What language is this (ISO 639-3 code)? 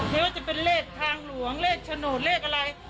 tha